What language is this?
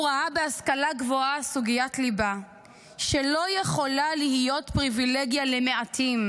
Hebrew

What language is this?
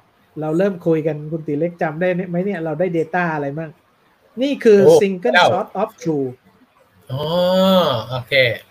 Thai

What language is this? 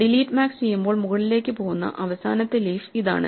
Malayalam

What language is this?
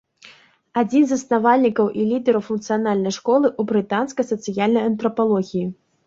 Belarusian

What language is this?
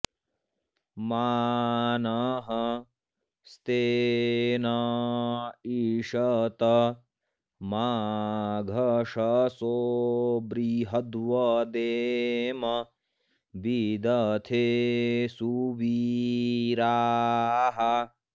Sanskrit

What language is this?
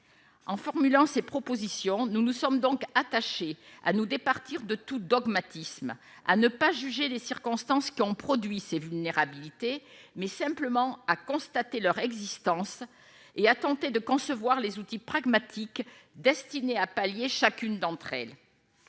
French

